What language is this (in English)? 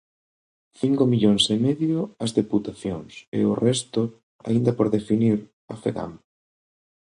Galician